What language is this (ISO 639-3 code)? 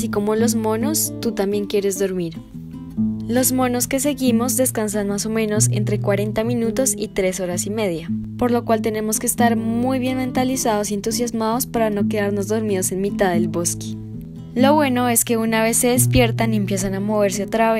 spa